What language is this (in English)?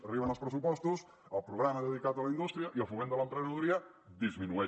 Catalan